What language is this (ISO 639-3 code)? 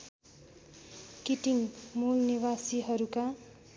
nep